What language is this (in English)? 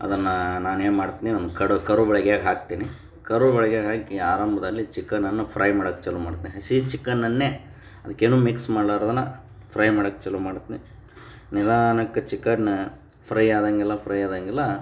Kannada